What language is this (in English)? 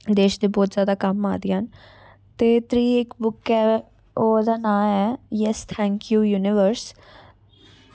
Dogri